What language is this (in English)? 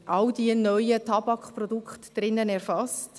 Swiss German